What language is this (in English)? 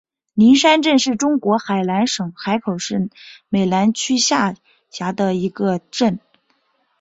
Chinese